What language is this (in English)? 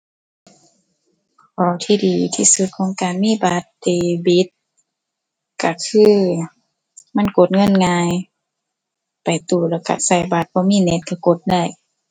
Thai